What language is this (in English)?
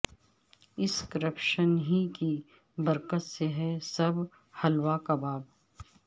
Urdu